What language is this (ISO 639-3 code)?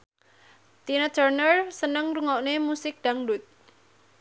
jav